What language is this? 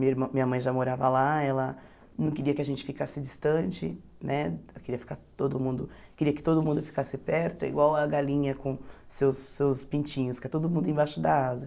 Portuguese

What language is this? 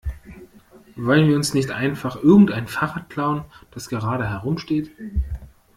German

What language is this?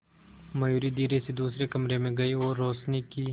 Hindi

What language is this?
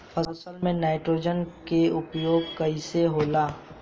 Bhojpuri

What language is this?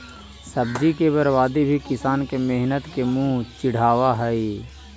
Magahi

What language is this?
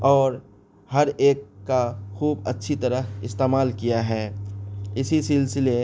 Urdu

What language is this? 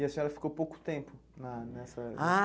Portuguese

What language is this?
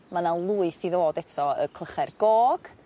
Welsh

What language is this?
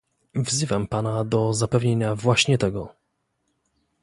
Polish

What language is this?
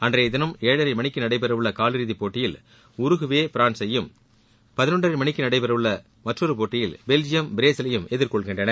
Tamil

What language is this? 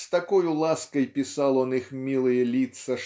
Russian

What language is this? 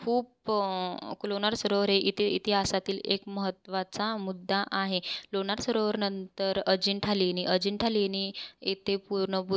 Marathi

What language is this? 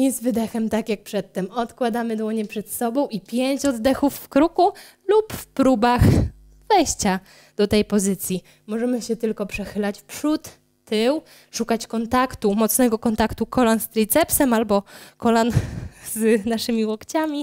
Polish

